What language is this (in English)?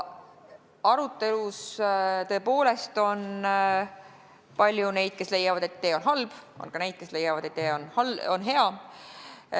Estonian